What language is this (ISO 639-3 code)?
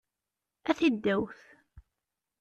kab